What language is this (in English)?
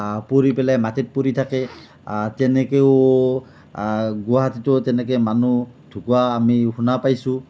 Assamese